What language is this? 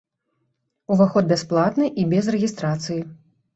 Belarusian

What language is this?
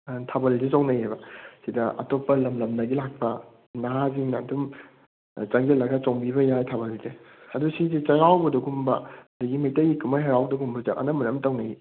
Manipuri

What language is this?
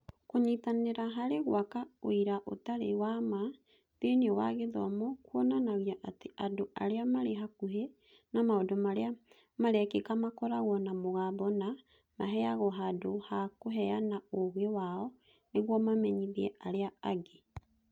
Kikuyu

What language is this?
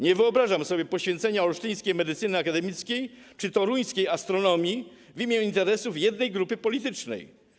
Polish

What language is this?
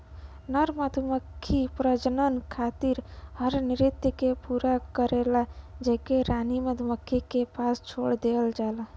Bhojpuri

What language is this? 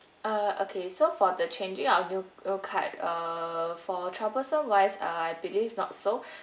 English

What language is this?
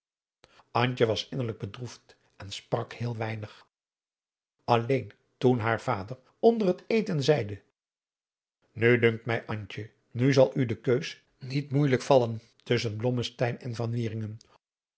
Dutch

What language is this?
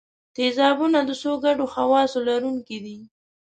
Pashto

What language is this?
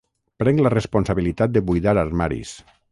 Catalan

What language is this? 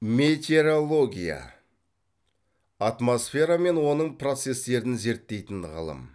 Kazakh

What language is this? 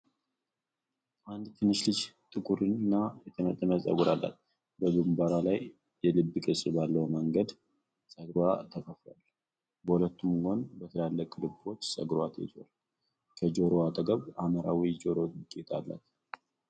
Amharic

